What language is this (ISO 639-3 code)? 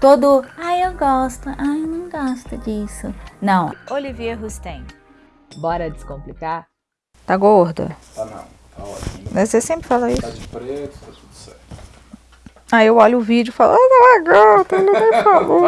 por